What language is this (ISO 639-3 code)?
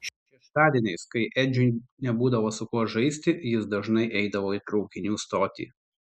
lit